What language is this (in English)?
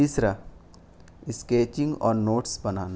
Urdu